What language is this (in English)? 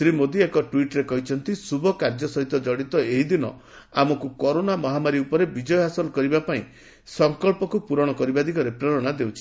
Odia